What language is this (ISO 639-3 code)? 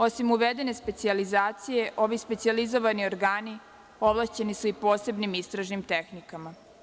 srp